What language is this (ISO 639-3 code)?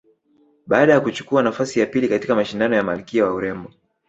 swa